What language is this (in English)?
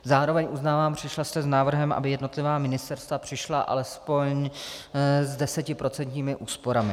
Czech